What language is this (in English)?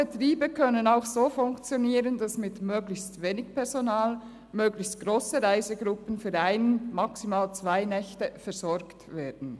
Swiss German